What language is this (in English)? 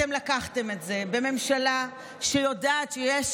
Hebrew